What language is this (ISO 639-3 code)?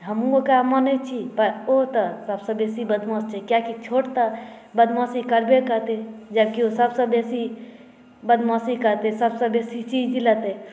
mai